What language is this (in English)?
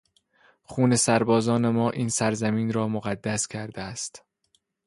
Persian